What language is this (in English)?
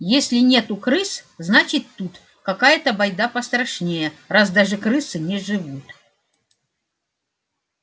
Russian